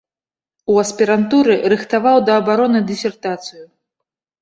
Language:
Belarusian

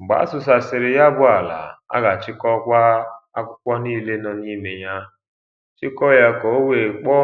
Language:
Igbo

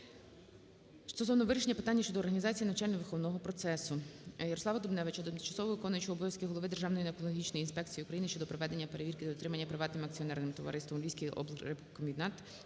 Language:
Ukrainian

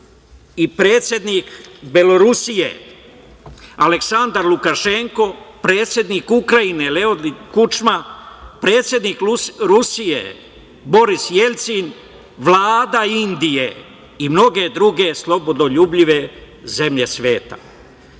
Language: Serbian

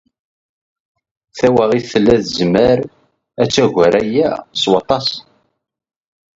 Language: Kabyle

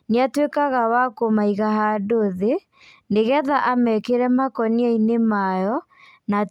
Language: Kikuyu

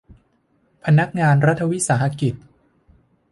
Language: Thai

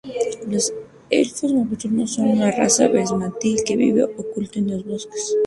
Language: Spanish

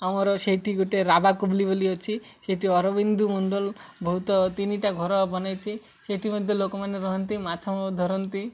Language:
Odia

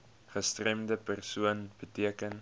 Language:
Afrikaans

